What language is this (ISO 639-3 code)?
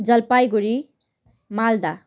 nep